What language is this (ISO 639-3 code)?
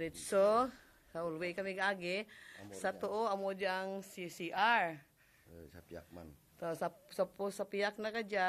ind